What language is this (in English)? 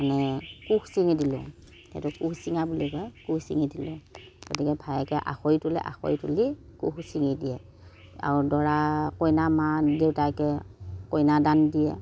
Assamese